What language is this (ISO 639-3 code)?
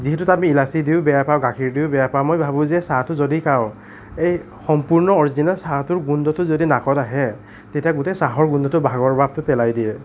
asm